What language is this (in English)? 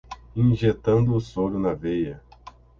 Portuguese